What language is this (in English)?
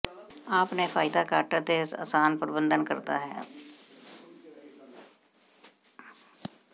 Punjabi